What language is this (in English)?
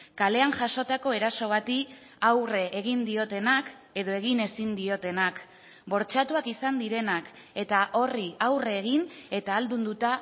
Basque